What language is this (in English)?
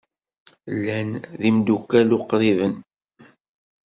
Kabyle